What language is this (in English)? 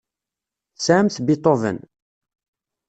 Kabyle